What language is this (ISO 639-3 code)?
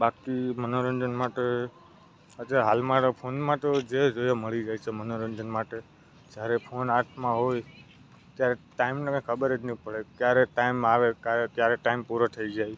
guj